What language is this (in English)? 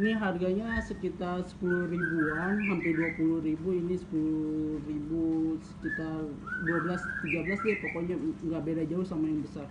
Indonesian